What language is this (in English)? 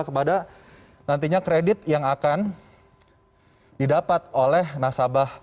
Indonesian